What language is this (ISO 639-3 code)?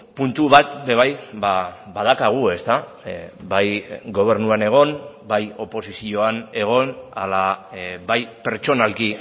eus